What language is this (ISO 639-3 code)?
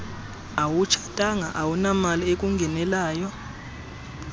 xho